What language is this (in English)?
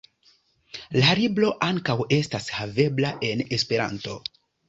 Esperanto